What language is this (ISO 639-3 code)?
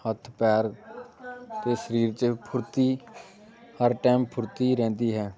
pan